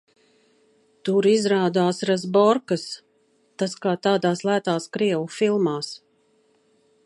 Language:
Latvian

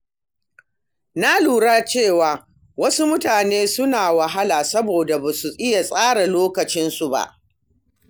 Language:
Hausa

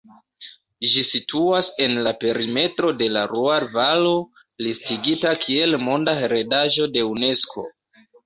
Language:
Esperanto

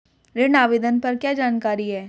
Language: Hindi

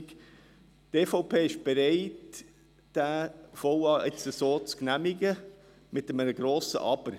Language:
Swiss German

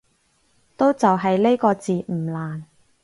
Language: Cantonese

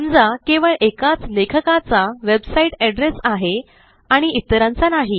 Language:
Marathi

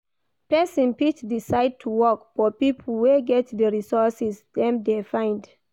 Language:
Nigerian Pidgin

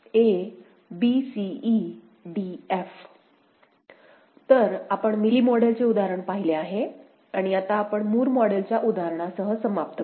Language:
Marathi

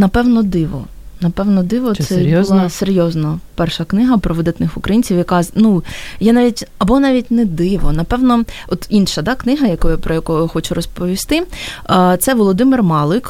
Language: Ukrainian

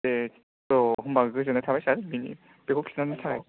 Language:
Bodo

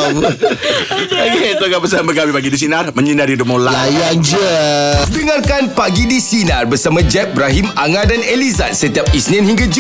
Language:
Malay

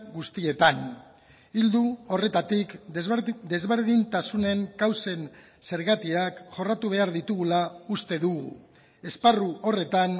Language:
Basque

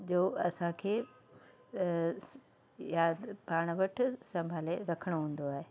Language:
Sindhi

